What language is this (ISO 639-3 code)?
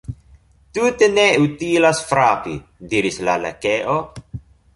epo